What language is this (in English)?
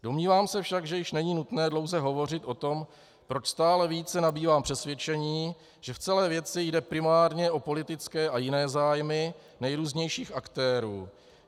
Czech